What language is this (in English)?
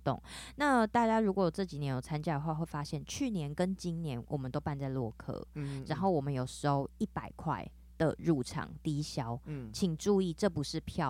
Chinese